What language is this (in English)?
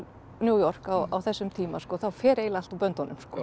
Icelandic